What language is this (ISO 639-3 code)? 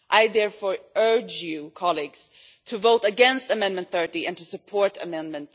eng